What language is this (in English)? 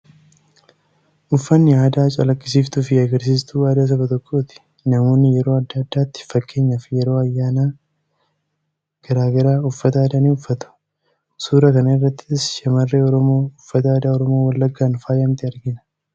Oromo